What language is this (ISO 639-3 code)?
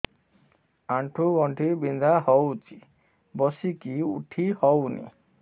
ori